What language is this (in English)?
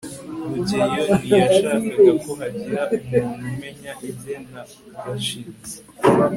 Kinyarwanda